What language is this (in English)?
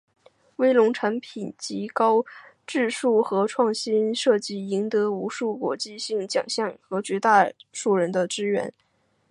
Chinese